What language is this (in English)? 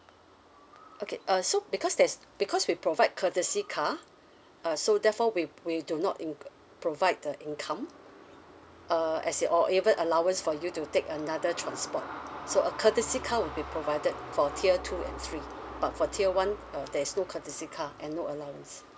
English